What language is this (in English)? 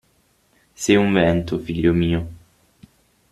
Italian